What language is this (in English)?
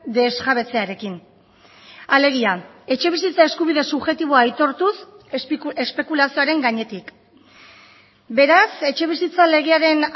Basque